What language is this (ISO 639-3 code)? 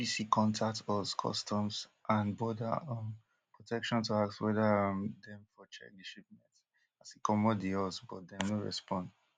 pcm